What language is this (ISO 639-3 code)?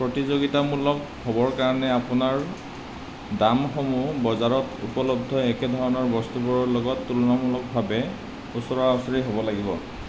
asm